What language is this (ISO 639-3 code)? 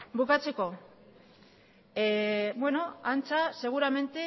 eus